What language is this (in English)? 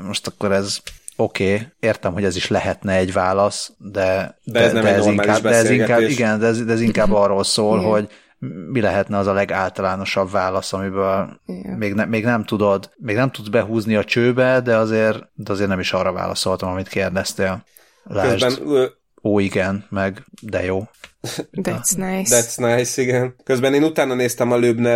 Hungarian